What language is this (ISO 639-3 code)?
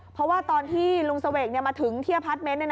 tha